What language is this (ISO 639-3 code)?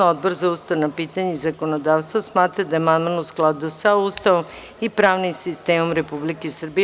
srp